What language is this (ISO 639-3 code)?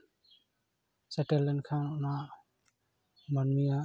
sat